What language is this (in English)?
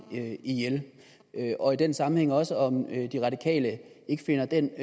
Danish